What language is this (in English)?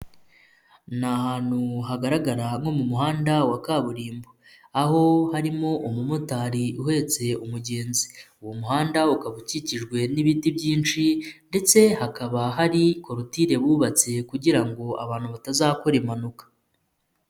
Kinyarwanda